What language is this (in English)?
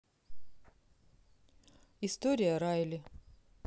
Russian